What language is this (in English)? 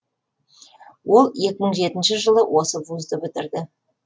Kazakh